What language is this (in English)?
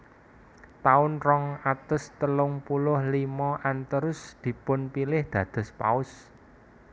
Javanese